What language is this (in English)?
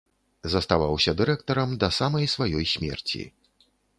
Belarusian